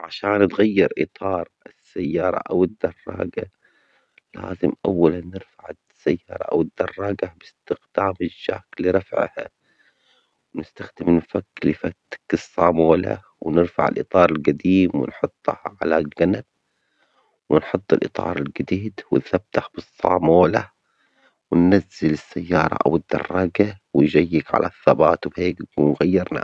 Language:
Omani Arabic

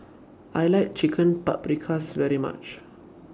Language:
English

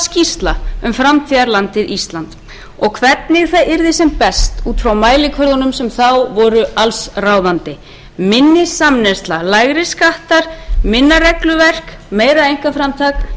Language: Icelandic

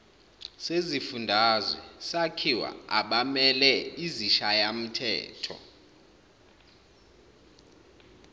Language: Zulu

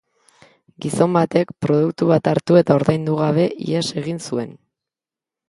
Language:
Basque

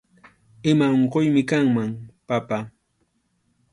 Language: Arequipa-La Unión Quechua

